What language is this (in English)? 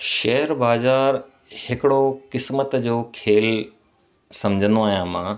Sindhi